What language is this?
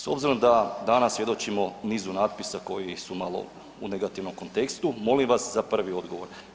Croatian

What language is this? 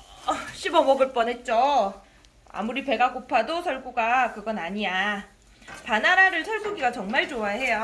Korean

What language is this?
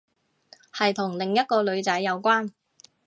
Cantonese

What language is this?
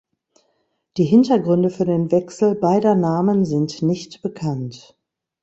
German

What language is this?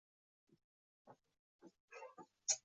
Uzbek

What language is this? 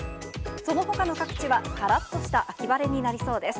Japanese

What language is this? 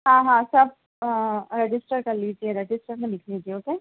Urdu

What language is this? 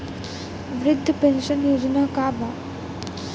Bhojpuri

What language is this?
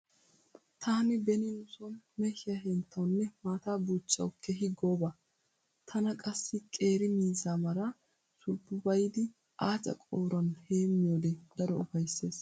Wolaytta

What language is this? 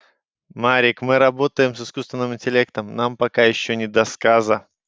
Russian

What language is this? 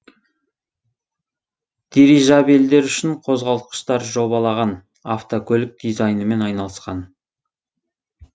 Kazakh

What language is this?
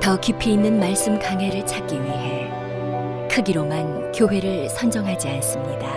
Korean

